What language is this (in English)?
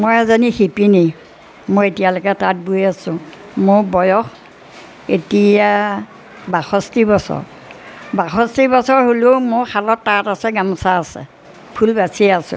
Assamese